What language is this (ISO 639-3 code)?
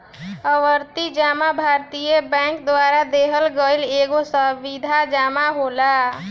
bho